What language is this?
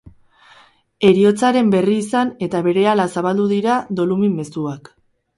Basque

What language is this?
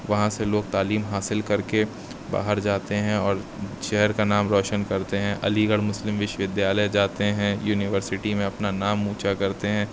Urdu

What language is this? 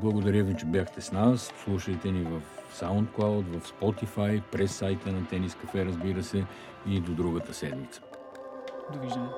Bulgarian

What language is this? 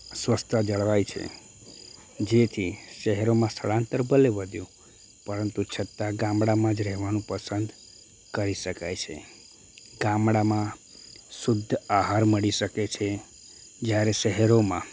Gujarati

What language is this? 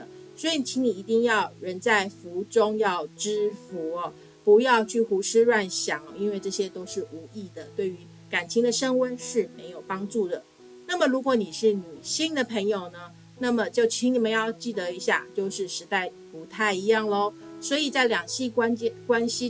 Chinese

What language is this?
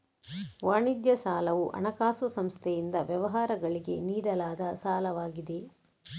Kannada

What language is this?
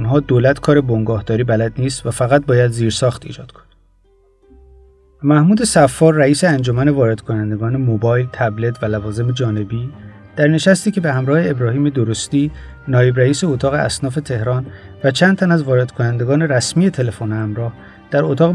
Persian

